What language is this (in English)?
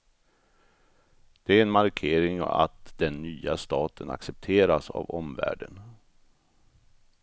Swedish